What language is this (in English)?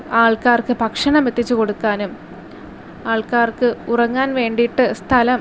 Malayalam